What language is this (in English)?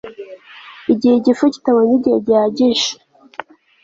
Kinyarwanda